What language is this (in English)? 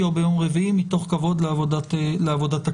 Hebrew